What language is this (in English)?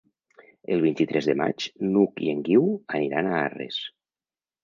Catalan